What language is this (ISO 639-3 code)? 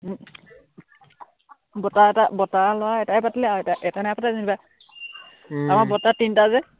asm